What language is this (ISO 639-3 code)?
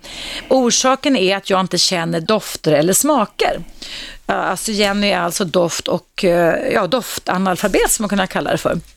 swe